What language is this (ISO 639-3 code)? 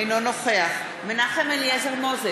heb